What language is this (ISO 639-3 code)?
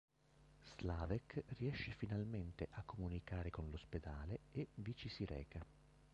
ita